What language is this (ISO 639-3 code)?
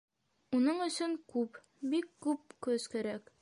bak